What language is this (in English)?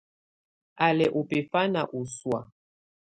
Tunen